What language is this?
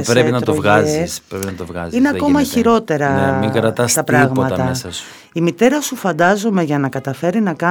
Greek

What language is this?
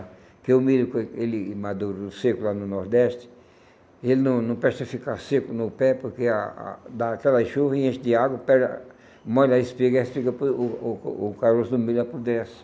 Portuguese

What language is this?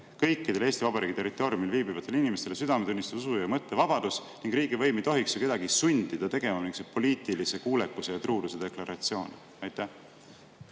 Estonian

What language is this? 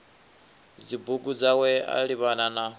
Venda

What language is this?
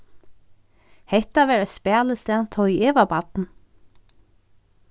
Faroese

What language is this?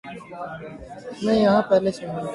Urdu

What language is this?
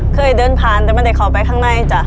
Thai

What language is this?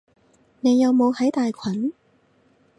Cantonese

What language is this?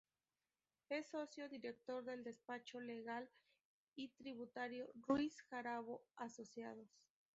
Spanish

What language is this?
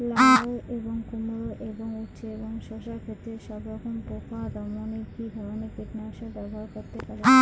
Bangla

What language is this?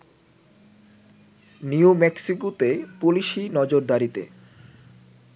Bangla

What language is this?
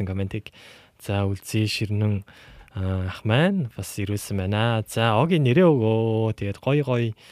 Korean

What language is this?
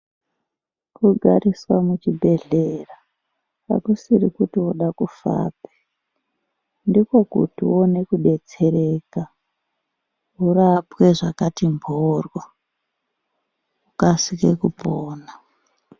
Ndau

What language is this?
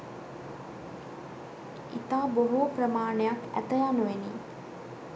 Sinhala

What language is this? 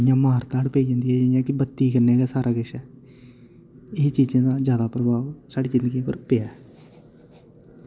Dogri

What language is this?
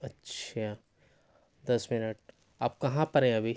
Urdu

